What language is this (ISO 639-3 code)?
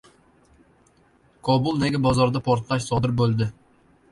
uzb